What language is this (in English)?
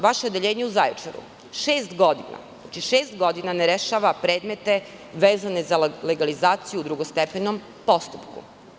Serbian